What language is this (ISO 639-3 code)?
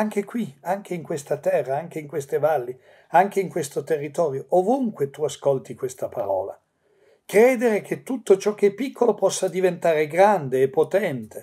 ita